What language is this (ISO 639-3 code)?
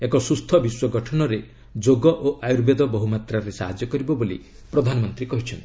ori